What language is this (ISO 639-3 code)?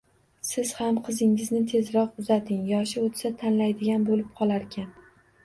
uzb